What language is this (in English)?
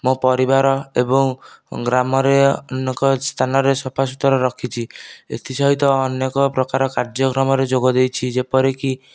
Odia